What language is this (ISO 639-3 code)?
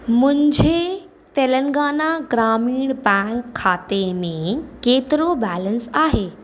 snd